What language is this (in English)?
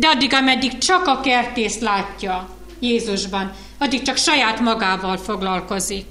Hungarian